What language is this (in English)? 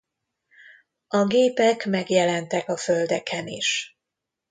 Hungarian